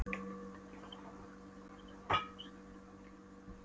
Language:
Icelandic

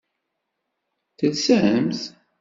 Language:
Kabyle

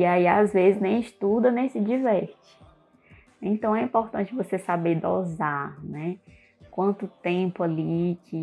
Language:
Portuguese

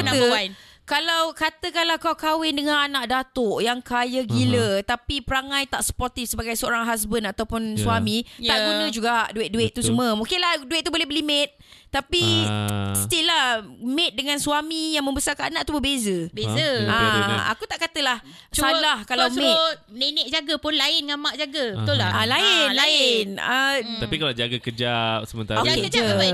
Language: Malay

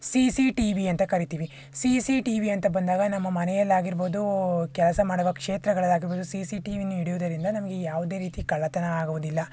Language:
Kannada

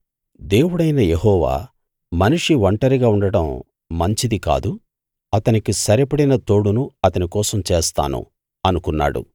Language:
Telugu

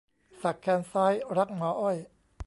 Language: Thai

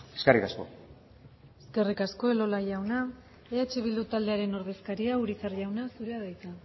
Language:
Basque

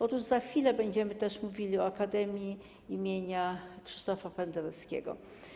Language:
Polish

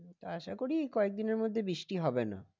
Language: Bangla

